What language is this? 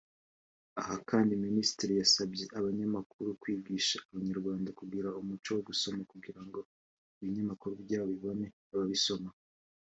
Kinyarwanda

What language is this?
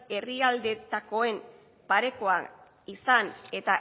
Basque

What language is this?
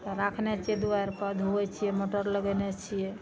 Maithili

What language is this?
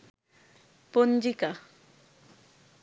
Bangla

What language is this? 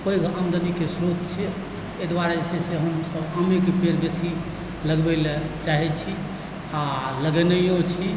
Maithili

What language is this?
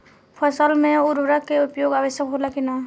Bhojpuri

